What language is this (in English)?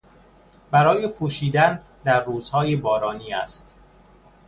Persian